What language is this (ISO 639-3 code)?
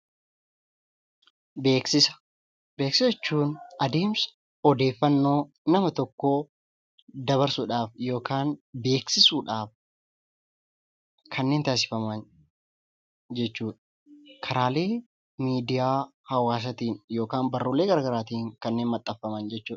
orm